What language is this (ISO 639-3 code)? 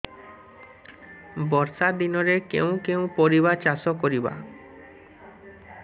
ori